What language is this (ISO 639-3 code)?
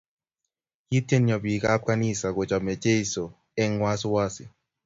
kln